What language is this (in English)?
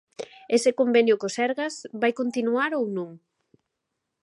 Galician